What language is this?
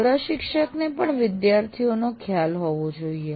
Gujarati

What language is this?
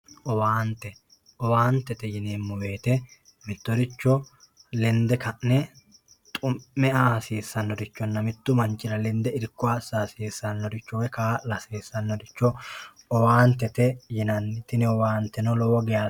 Sidamo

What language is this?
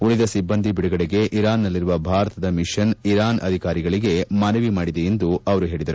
Kannada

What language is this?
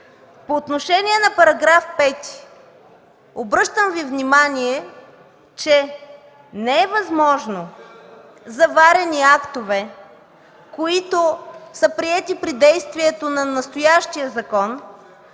Bulgarian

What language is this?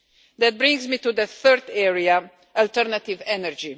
English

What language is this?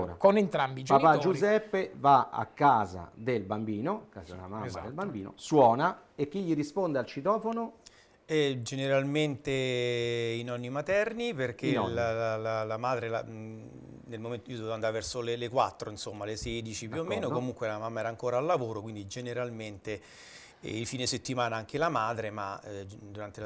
Italian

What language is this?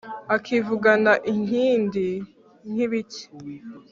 Kinyarwanda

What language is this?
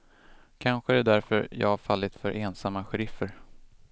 Swedish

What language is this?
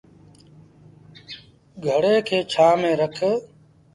Sindhi Bhil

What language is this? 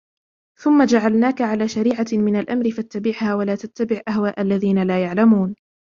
Arabic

